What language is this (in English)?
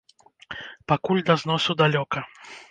Belarusian